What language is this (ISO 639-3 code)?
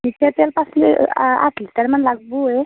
asm